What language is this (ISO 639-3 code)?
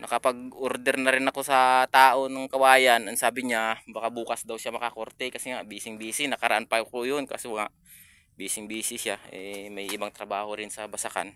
fil